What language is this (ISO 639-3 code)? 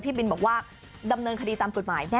tha